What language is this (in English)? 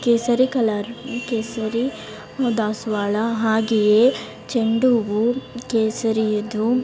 Kannada